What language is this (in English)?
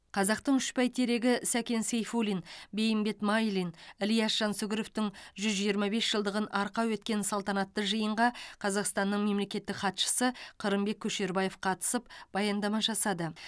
Kazakh